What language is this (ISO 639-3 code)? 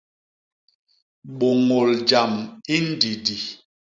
bas